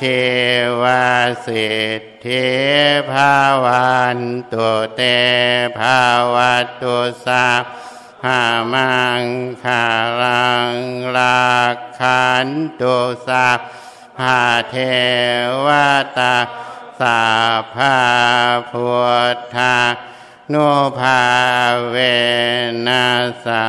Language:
Thai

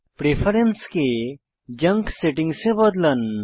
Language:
Bangla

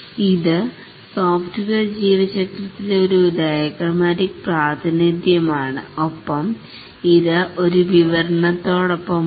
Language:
Malayalam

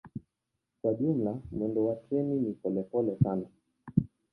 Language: Swahili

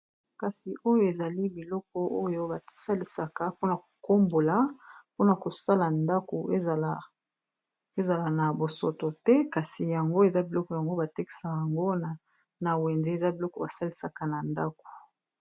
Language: Lingala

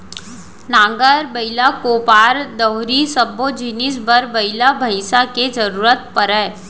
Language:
Chhattisgarhi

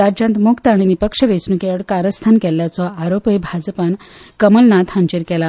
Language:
Konkani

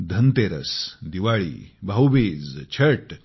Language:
Marathi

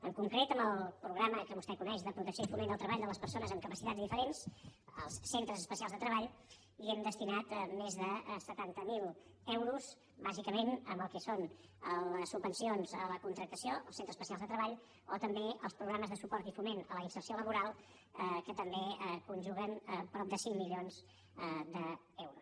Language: Catalan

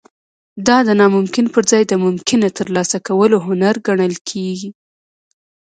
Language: Pashto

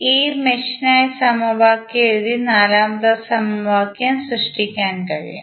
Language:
Malayalam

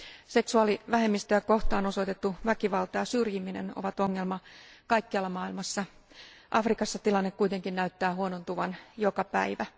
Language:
Finnish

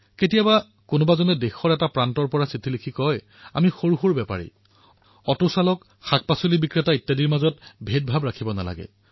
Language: Assamese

